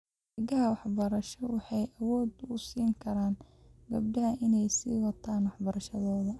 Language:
Somali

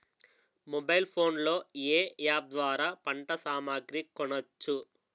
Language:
Telugu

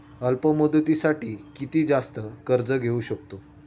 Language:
Marathi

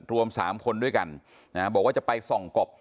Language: Thai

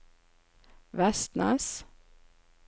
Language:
Norwegian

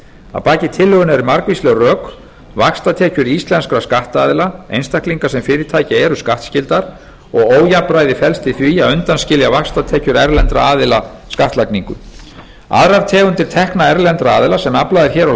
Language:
Icelandic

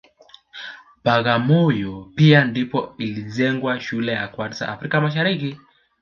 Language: Swahili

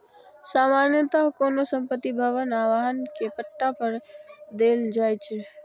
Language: Maithili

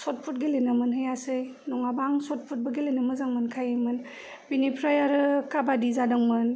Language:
Bodo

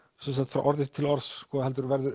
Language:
Icelandic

